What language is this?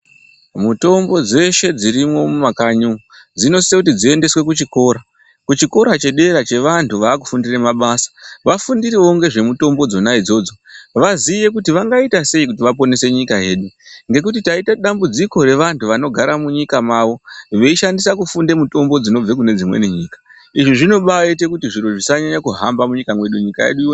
Ndau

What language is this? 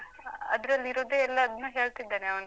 Kannada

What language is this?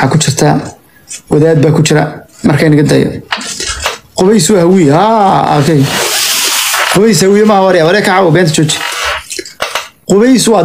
Arabic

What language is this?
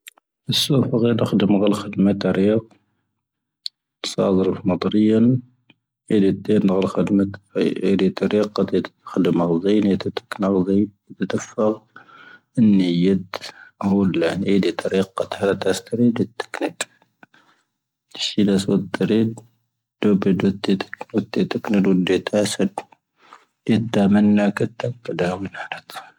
Tahaggart Tamahaq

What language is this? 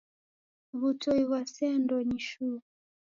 Taita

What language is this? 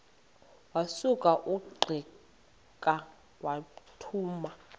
Xhosa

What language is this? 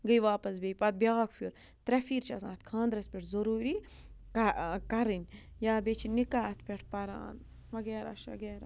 Kashmiri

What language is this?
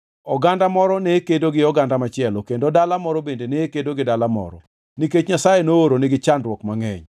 Luo (Kenya and Tanzania)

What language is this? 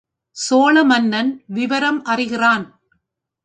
Tamil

